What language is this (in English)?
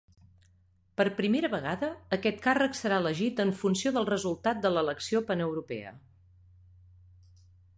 Catalan